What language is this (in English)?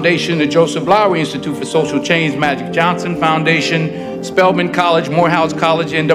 English